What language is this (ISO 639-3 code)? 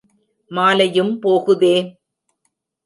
tam